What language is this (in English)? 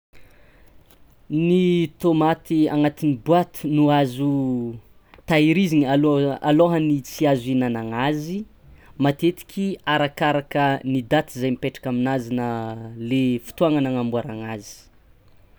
Tsimihety Malagasy